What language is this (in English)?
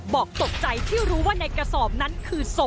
Thai